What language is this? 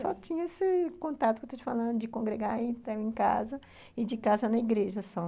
Portuguese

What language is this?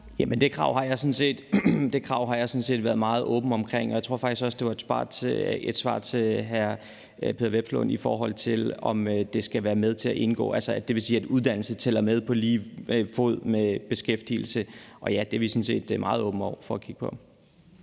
Danish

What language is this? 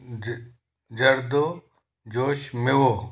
Sindhi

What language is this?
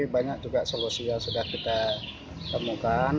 Indonesian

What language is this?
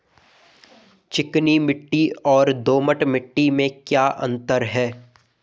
Hindi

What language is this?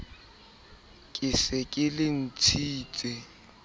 Southern Sotho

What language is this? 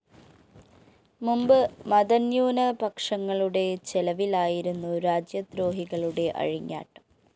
Malayalam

